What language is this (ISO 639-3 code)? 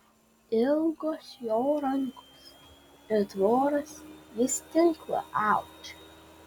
lit